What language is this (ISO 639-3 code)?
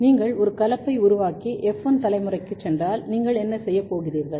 tam